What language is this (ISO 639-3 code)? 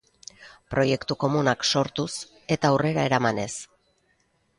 eus